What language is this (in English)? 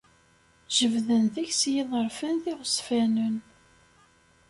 Kabyle